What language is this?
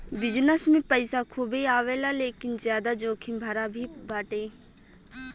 Bhojpuri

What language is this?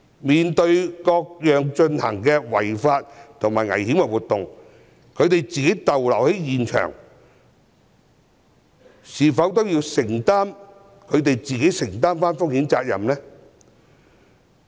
Cantonese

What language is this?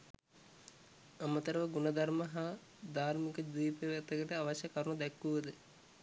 Sinhala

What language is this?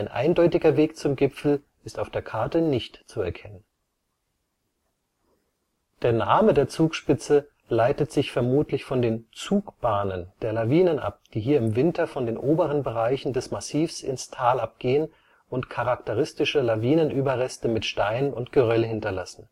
German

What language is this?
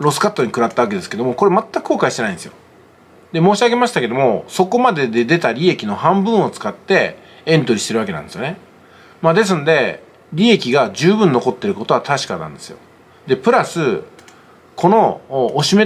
Japanese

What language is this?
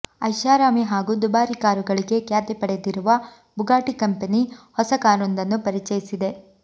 Kannada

